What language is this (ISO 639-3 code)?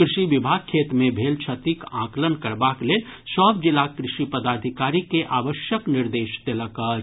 mai